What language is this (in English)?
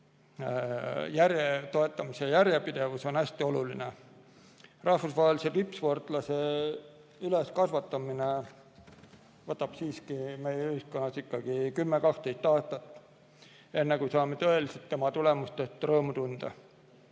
Estonian